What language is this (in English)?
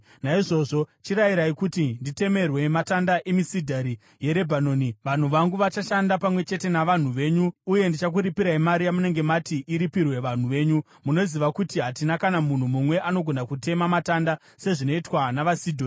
Shona